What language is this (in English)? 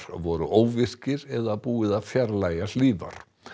Icelandic